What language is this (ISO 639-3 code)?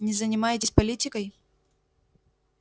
rus